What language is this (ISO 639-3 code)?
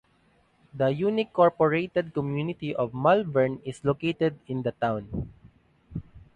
eng